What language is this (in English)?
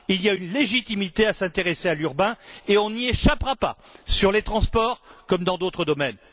French